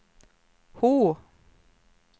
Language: Swedish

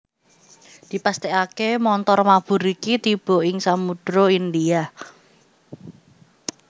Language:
Javanese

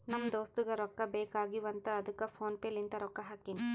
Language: Kannada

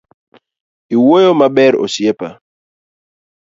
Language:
Luo (Kenya and Tanzania)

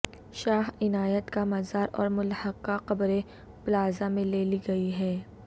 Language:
Urdu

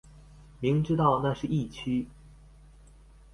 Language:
Chinese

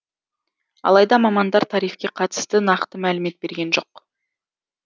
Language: Kazakh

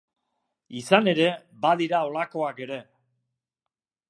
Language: Basque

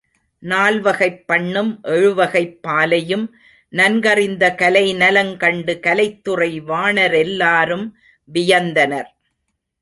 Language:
Tamil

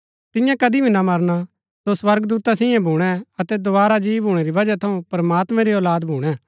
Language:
Gaddi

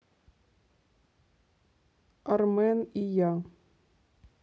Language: Russian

